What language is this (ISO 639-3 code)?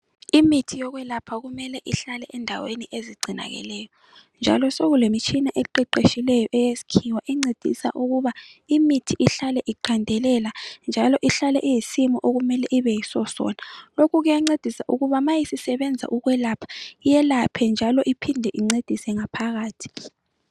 nde